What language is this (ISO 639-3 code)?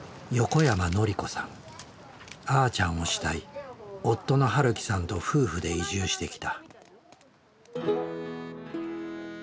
jpn